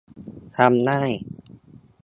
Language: Thai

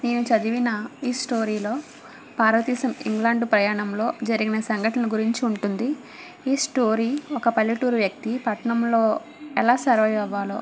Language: Telugu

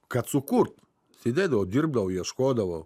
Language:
Lithuanian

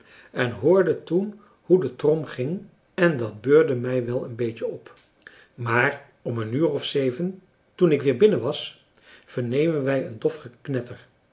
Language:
Dutch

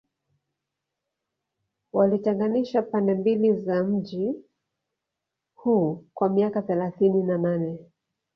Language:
Swahili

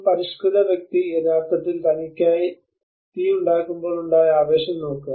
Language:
Malayalam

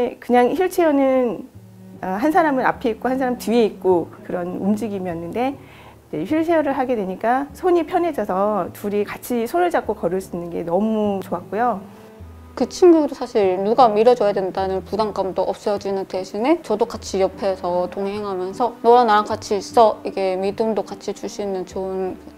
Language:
Korean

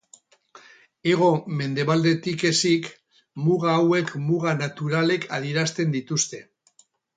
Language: Basque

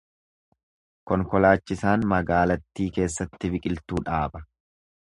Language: Oromo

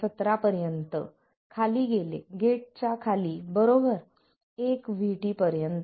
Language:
Marathi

